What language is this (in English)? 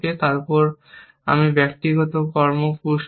Bangla